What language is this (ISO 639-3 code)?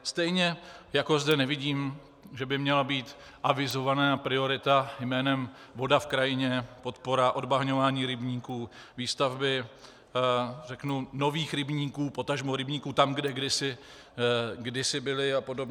ces